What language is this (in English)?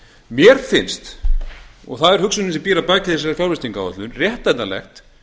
Icelandic